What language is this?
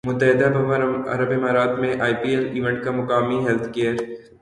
Urdu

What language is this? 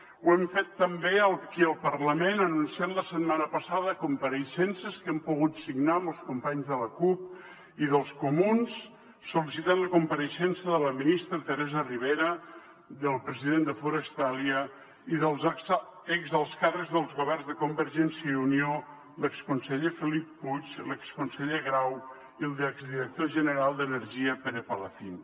Catalan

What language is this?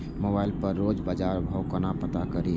Maithili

